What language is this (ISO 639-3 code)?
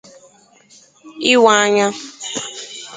ibo